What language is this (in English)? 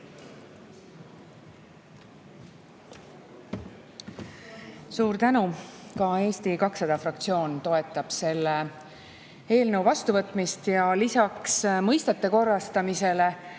Estonian